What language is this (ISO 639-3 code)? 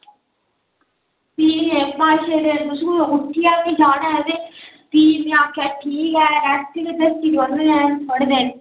doi